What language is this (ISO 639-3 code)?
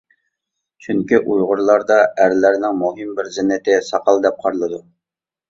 uig